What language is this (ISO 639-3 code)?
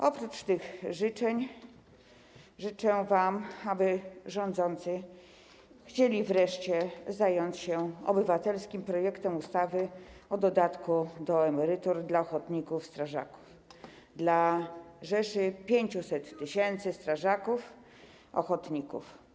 pol